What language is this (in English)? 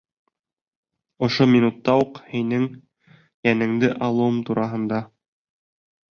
Bashkir